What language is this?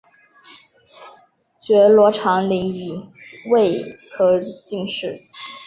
Chinese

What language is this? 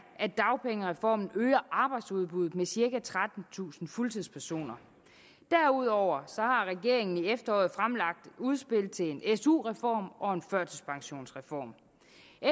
Danish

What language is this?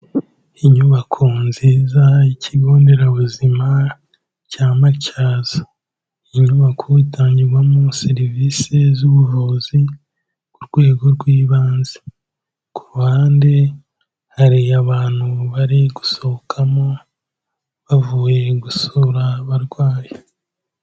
Kinyarwanda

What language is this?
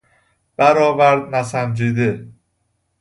Persian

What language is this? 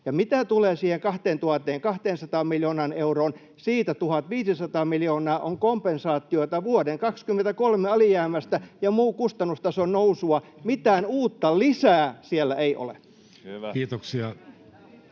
Finnish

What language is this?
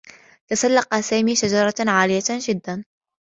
Arabic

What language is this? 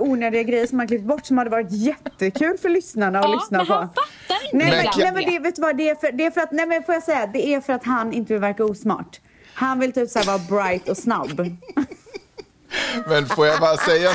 Swedish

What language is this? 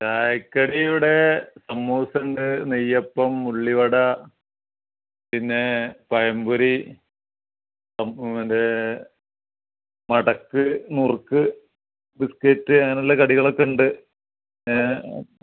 Malayalam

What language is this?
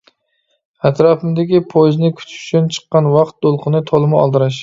Uyghur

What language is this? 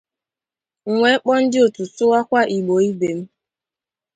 Igbo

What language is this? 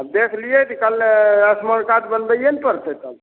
Maithili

